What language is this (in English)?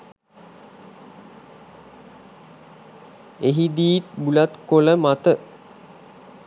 Sinhala